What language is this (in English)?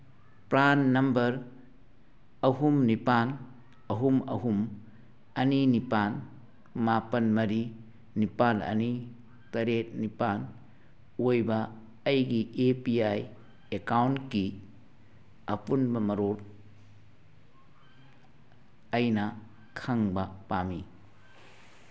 Manipuri